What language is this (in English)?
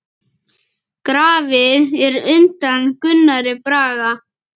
Icelandic